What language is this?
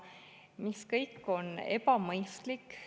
Estonian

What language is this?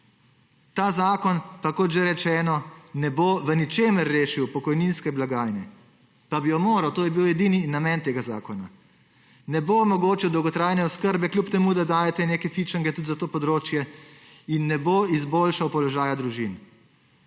Slovenian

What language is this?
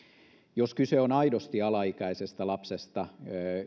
Finnish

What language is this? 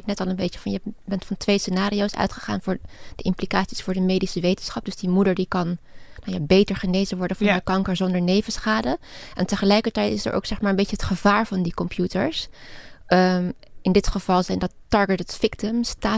Dutch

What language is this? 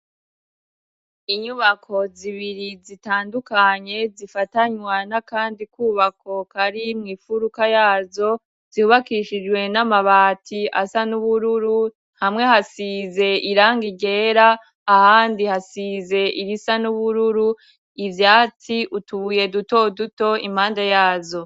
Rundi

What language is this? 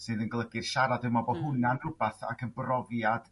Welsh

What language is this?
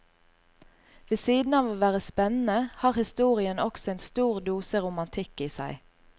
Norwegian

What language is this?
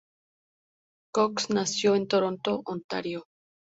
Spanish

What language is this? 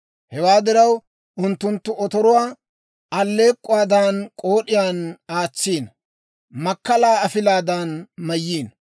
Dawro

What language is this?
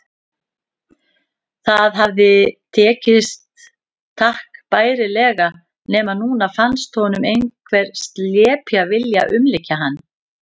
Icelandic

